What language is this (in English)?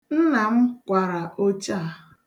Igbo